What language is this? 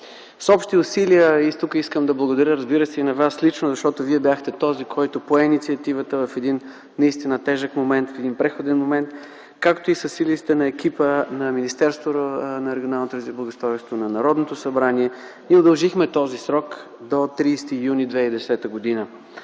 Bulgarian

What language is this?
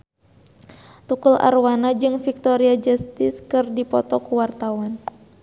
Sundanese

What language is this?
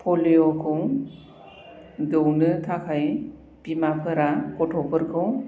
Bodo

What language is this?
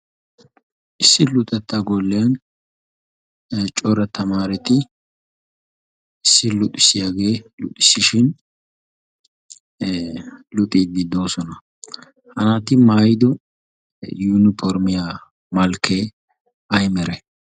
Wolaytta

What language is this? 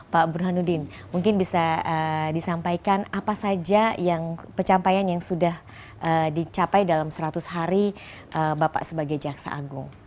Indonesian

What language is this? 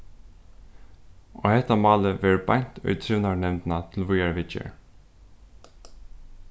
Faroese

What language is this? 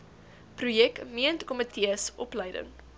Afrikaans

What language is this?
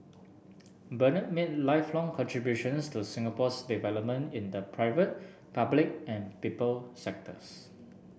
English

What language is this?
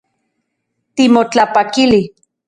Central Puebla Nahuatl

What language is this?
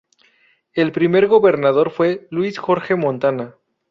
Spanish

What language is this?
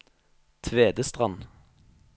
Norwegian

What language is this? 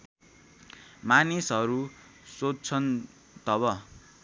Nepali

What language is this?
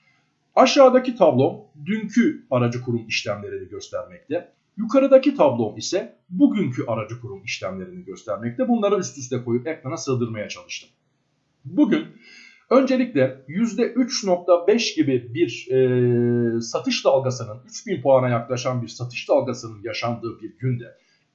Turkish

